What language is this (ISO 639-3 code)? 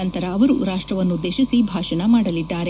kan